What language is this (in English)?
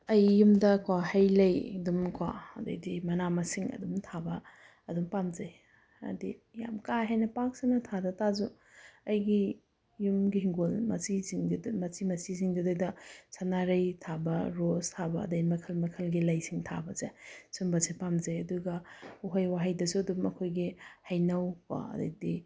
Manipuri